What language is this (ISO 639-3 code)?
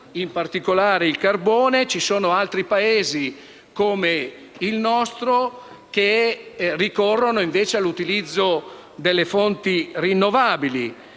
ita